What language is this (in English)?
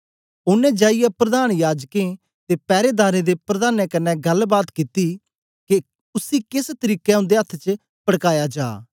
Dogri